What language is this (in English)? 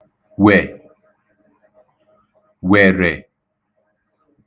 Igbo